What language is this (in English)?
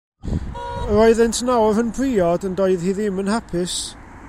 Welsh